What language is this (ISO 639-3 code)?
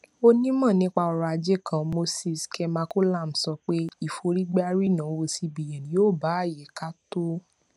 yor